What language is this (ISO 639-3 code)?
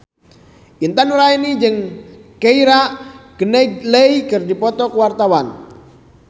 sun